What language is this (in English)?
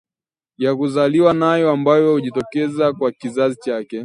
Swahili